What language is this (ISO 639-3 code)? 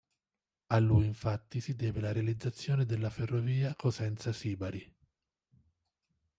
ita